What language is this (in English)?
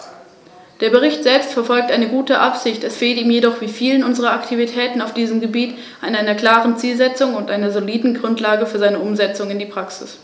German